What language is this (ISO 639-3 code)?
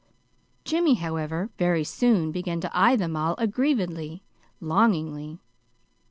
eng